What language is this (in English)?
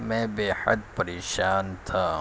Urdu